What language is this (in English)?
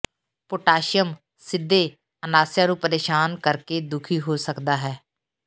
Punjabi